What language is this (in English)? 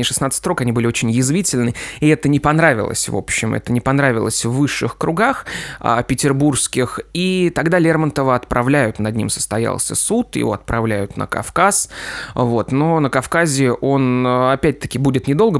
Russian